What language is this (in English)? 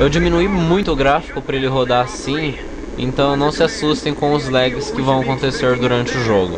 Portuguese